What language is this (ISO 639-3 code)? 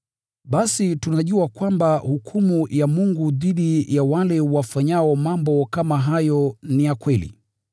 swa